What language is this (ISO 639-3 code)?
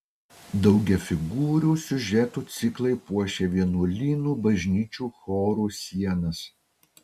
lit